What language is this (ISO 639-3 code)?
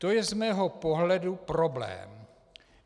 ces